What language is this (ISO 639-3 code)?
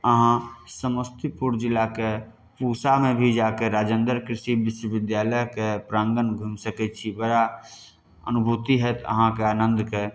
mai